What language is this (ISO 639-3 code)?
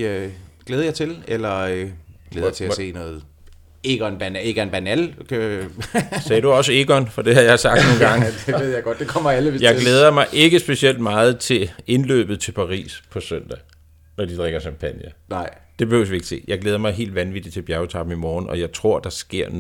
dan